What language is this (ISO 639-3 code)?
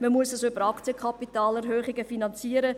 gsw